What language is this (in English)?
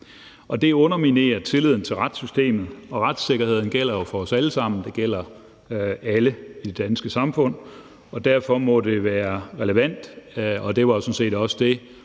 Danish